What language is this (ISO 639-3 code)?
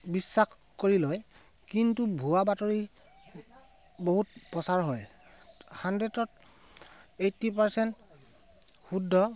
asm